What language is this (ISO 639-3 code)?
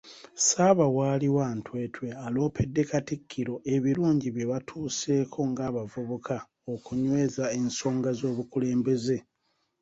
lug